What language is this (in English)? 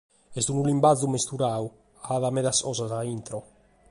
Sardinian